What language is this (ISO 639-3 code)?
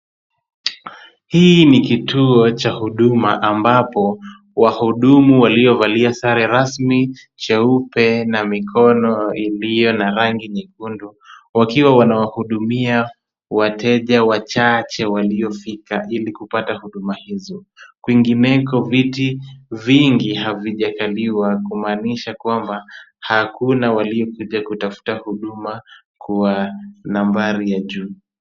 swa